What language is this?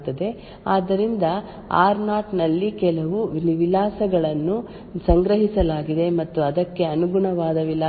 Kannada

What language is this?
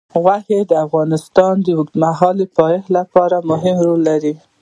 Pashto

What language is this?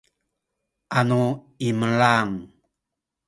Sakizaya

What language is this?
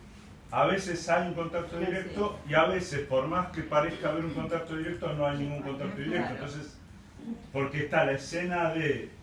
Spanish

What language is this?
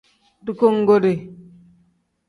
Tem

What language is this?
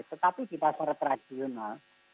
Indonesian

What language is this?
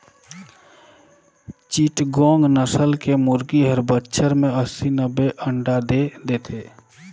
Chhattisgarhi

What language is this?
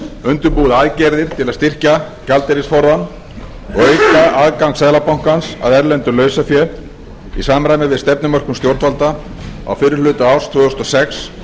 Icelandic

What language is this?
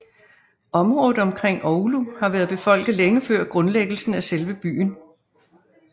Danish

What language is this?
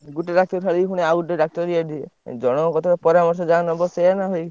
Odia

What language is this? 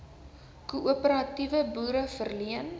Afrikaans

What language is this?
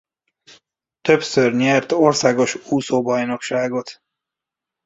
Hungarian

